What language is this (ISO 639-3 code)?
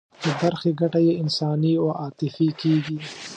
pus